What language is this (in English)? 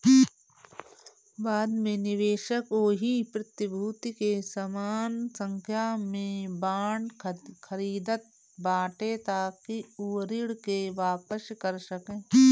Bhojpuri